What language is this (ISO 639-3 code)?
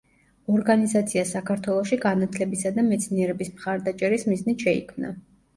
kat